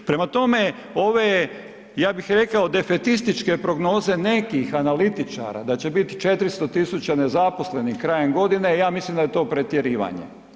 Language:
Croatian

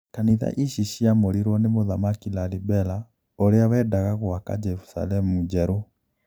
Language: Kikuyu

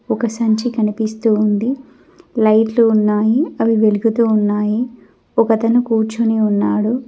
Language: Telugu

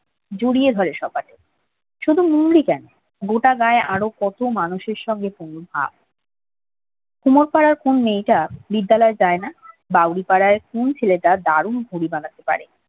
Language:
Bangla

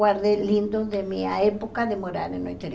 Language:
Portuguese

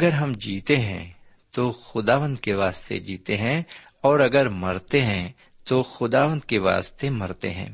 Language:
Urdu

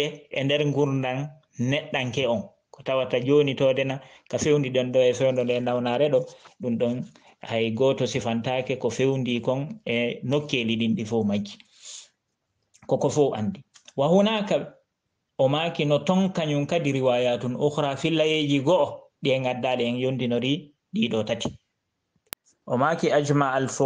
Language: Indonesian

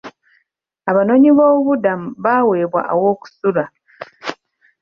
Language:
Ganda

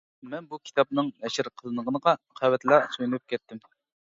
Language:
Uyghur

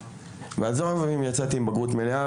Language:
Hebrew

